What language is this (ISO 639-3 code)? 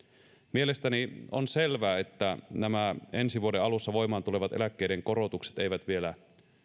fin